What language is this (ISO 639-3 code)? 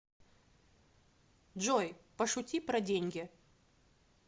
rus